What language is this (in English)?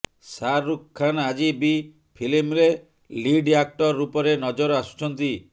Odia